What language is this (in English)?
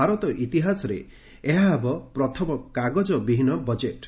Odia